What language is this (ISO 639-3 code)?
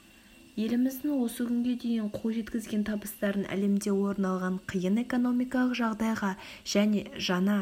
kaz